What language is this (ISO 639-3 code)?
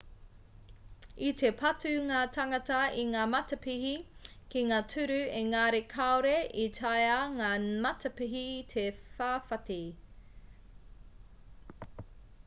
mri